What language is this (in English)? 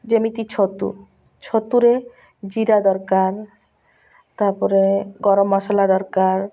Odia